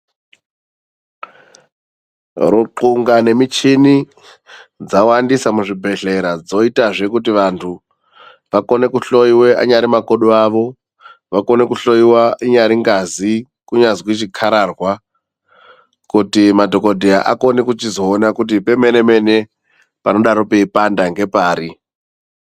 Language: Ndau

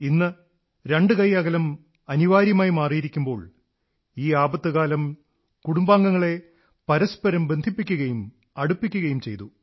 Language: Malayalam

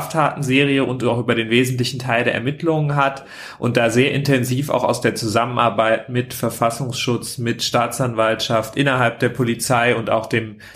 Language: German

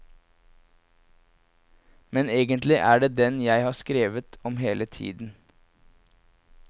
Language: Norwegian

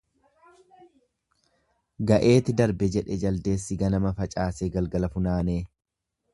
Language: Oromo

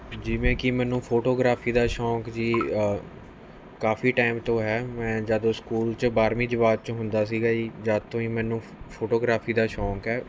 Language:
Punjabi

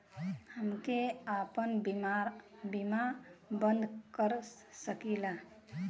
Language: Bhojpuri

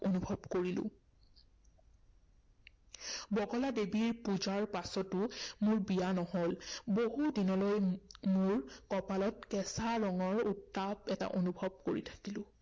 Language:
Assamese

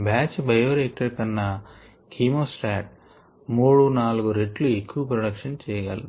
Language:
Telugu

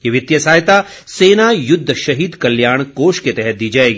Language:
Hindi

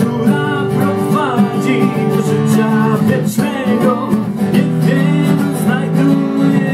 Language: Ukrainian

